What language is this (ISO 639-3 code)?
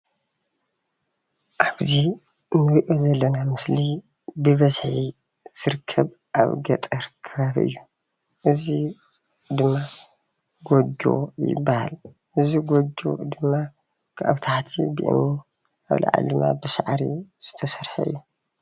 tir